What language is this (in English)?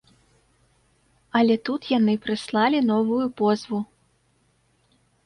Belarusian